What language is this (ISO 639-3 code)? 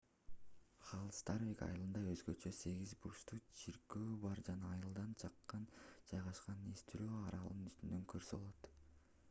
kir